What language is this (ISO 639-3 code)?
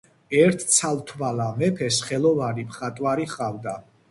kat